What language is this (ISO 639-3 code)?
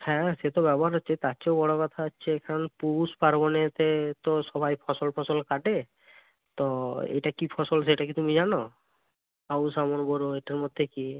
ben